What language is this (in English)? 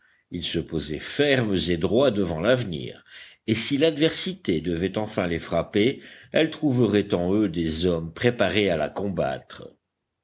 French